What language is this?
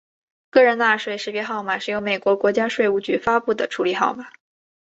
Chinese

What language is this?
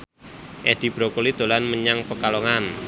Javanese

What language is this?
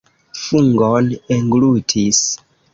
Esperanto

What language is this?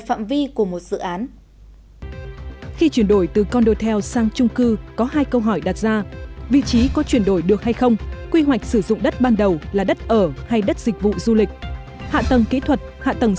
Vietnamese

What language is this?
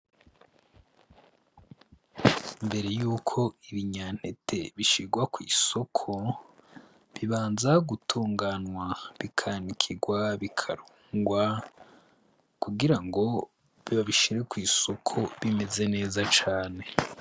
Rundi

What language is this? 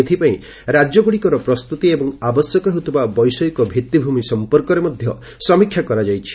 Odia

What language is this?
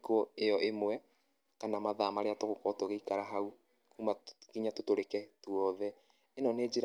Kikuyu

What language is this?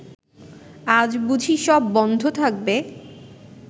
Bangla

